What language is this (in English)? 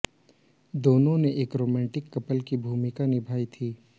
Hindi